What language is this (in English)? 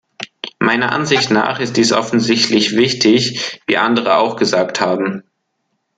German